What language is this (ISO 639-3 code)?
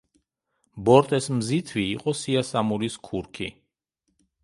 kat